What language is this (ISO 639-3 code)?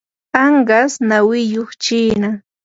qur